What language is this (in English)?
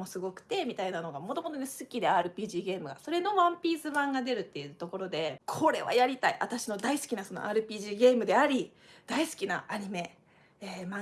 Japanese